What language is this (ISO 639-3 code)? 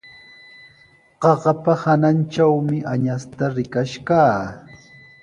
qws